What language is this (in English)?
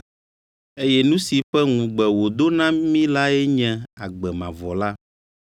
Ewe